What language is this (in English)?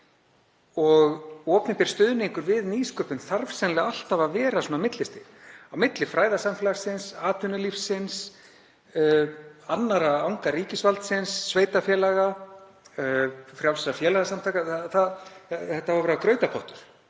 Icelandic